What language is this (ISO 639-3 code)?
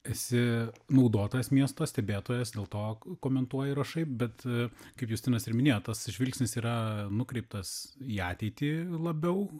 lit